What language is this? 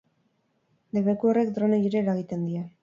Basque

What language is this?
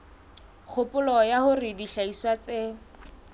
Southern Sotho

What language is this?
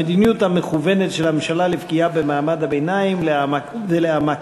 Hebrew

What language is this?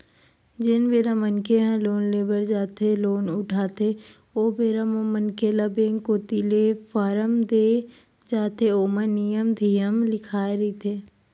Chhattisgarhi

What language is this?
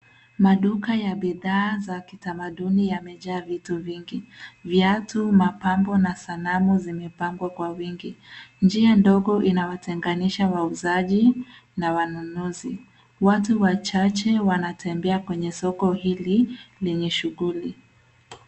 Swahili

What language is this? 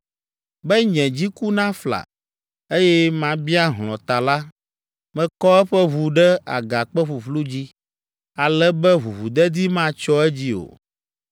Ewe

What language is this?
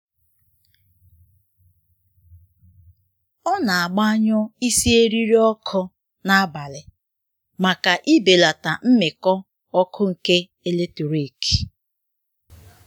Igbo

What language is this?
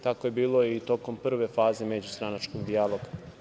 Serbian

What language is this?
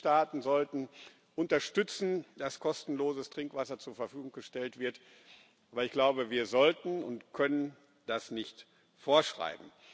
German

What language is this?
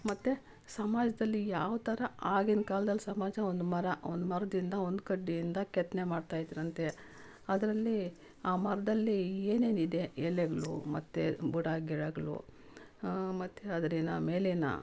Kannada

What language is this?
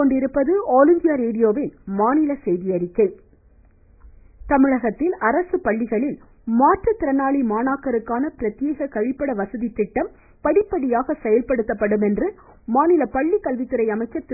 Tamil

